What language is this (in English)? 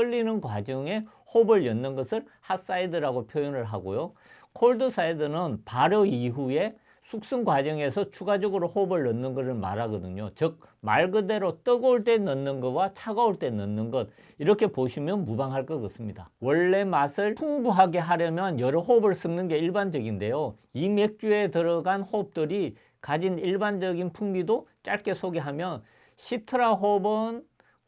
Korean